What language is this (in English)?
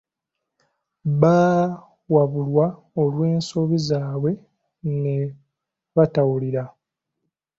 Ganda